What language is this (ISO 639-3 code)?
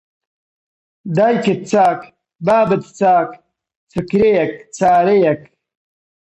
ckb